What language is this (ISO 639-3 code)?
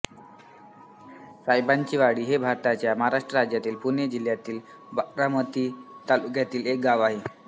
mar